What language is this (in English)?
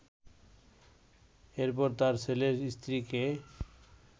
Bangla